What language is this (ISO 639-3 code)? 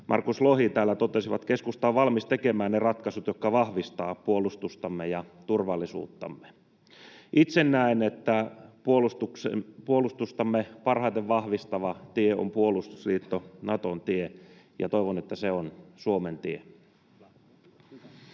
fin